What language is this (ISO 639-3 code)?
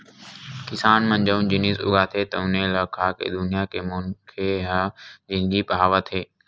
hne